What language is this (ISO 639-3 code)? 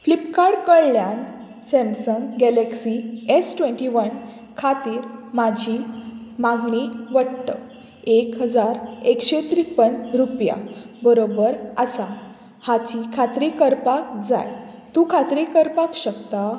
kok